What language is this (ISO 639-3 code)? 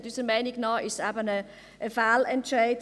gsw